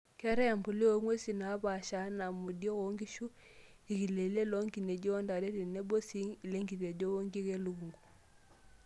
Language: Masai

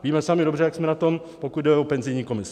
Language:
Czech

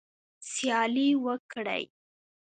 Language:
Pashto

